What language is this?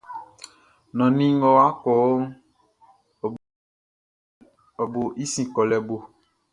Baoulé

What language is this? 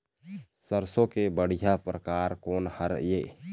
Chhattisgarhi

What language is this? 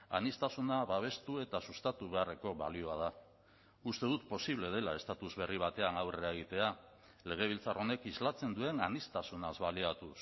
Basque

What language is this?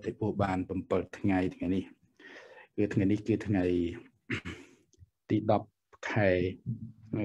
Thai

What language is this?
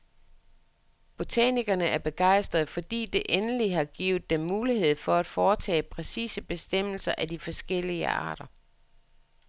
Danish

